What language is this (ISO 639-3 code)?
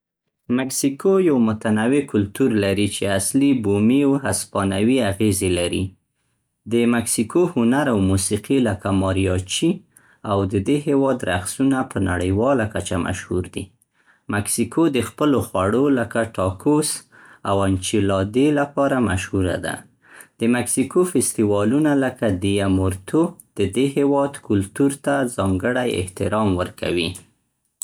pst